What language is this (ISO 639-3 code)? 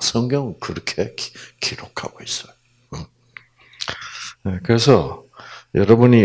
kor